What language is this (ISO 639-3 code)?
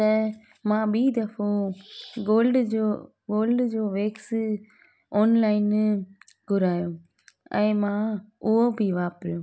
snd